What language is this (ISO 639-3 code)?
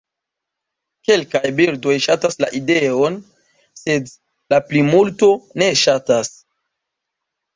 epo